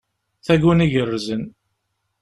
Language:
Kabyle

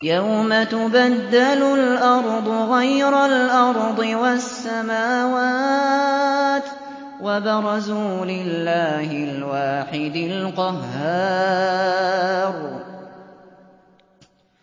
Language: Arabic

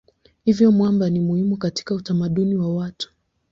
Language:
Swahili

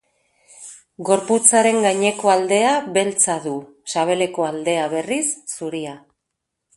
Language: Basque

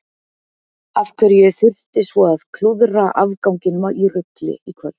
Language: Icelandic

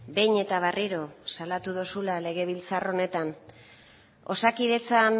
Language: Basque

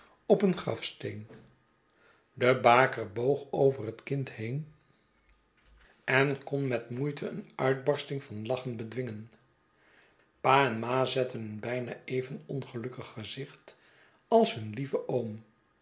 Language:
Dutch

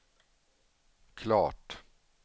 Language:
Swedish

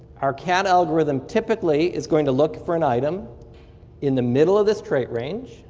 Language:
English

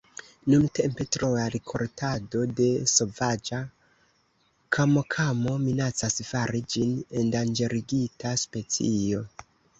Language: Esperanto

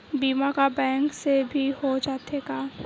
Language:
Chhattisgarhi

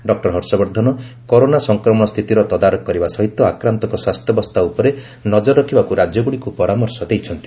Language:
Odia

